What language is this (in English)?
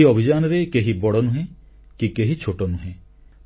Odia